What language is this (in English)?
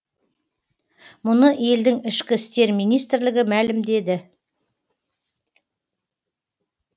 Kazakh